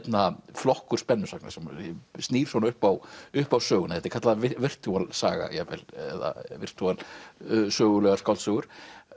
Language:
Icelandic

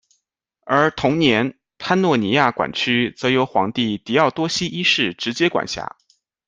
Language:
Chinese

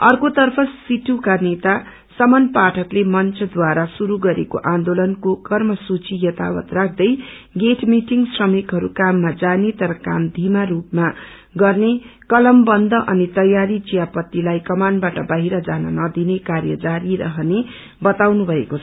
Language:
Nepali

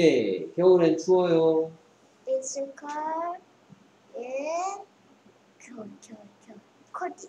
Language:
Korean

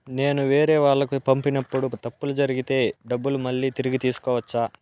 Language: Telugu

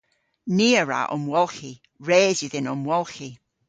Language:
Cornish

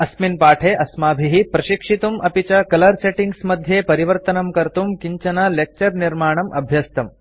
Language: Sanskrit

